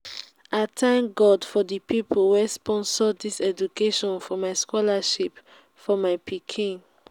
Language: Nigerian Pidgin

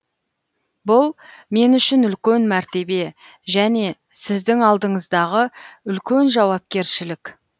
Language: Kazakh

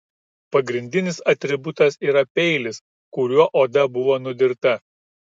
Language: Lithuanian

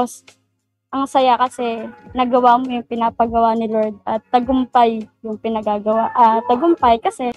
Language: Filipino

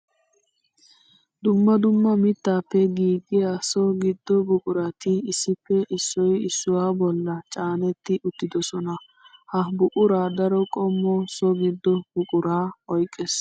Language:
Wolaytta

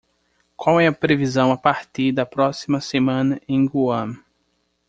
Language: Portuguese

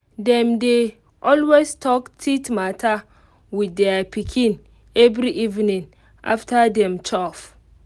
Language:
Nigerian Pidgin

